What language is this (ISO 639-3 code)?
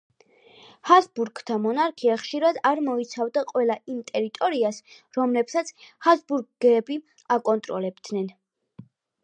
kat